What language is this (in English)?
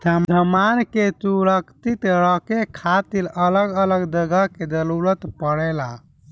Bhojpuri